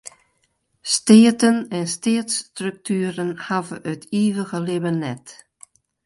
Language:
Western Frisian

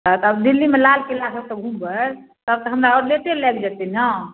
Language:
Maithili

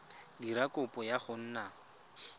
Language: Tswana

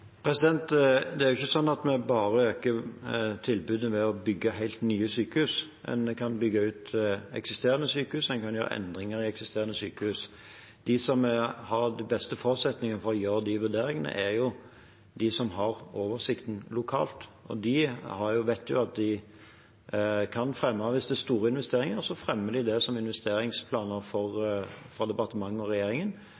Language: Norwegian Bokmål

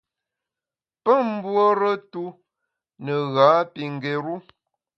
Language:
Bamun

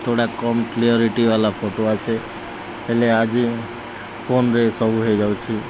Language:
Odia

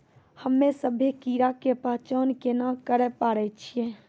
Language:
Maithili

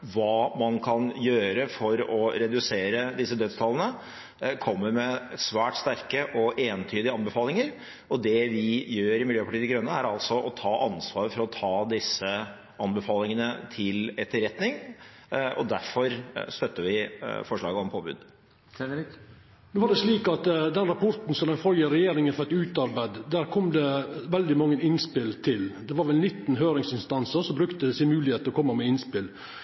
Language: Norwegian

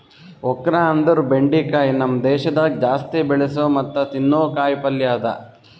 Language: Kannada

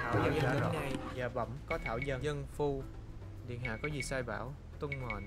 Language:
Vietnamese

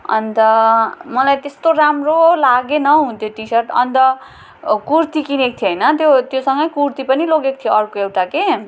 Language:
Nepali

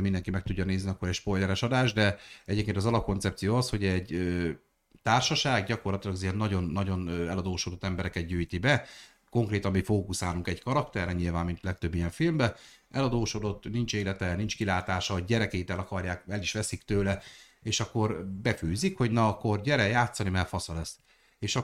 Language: Hungarian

